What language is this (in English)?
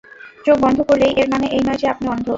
Bangla